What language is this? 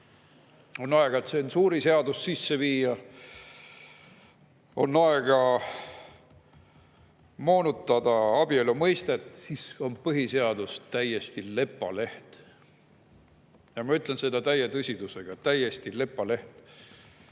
Estonian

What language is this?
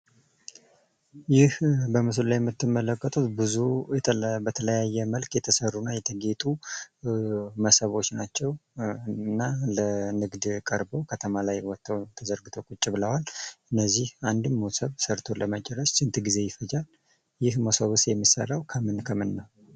Amharic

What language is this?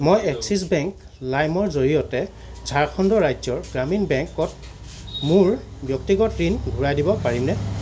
Assamese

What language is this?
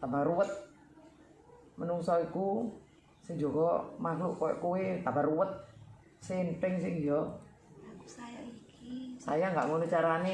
Indonesian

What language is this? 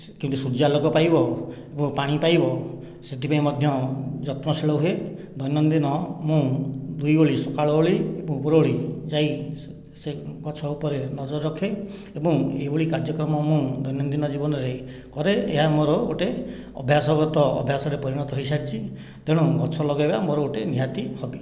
Odia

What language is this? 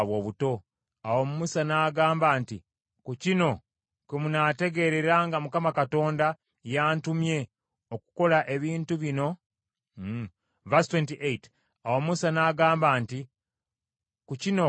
Ganda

